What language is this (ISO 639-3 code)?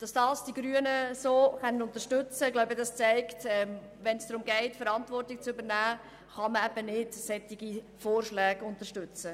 gsw